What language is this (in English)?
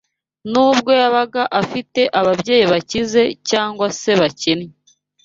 Kinyarwanda